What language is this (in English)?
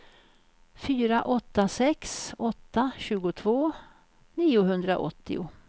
Swedish